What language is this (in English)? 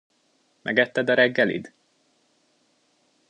Hungarian